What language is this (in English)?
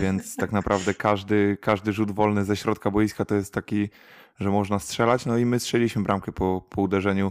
Polish